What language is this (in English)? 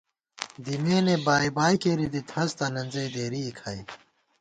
Gawar-Bati